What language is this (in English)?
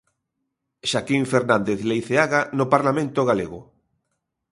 Galician